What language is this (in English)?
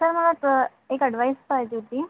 Marathi